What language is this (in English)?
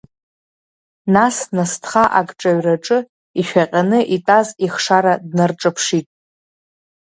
Abkhazian